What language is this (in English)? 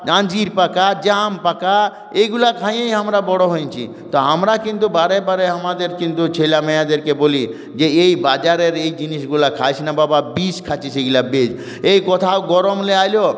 Bangla